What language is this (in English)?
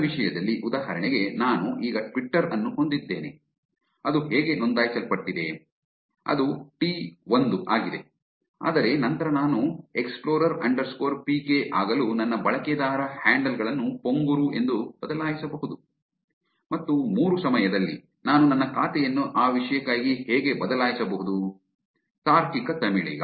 Kannada